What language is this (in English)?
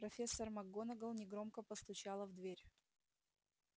Russian